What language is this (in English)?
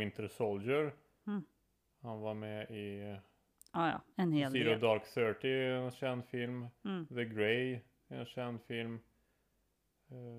Swedish